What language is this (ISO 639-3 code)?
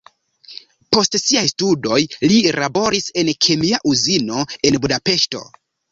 epo